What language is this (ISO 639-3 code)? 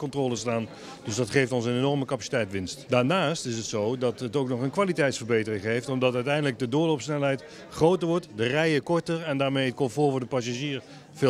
nld